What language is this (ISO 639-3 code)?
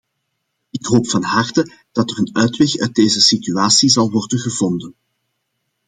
nld